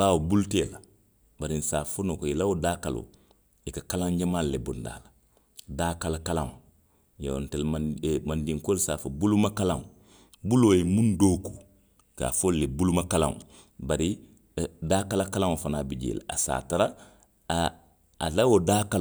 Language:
Western Maninkakan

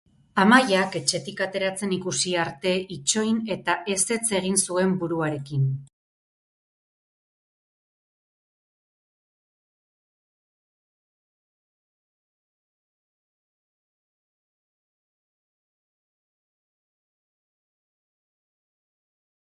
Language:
Basque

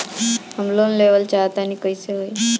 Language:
Bhojpuri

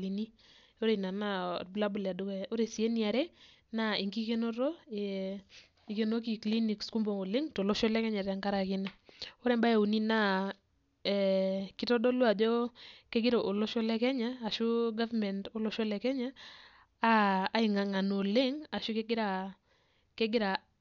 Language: Masai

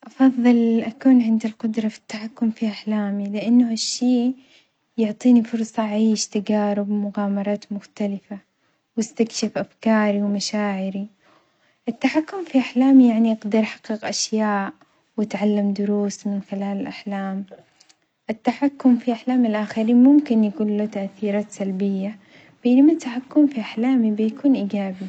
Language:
Omani Arabic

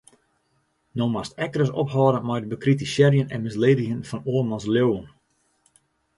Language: Western Frisian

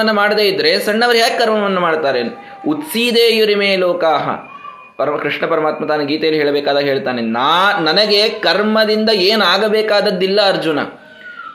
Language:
Kannada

